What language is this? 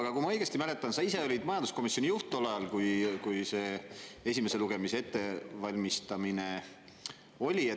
Estonian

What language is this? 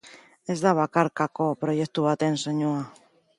Basque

